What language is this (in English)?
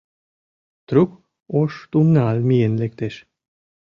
Mari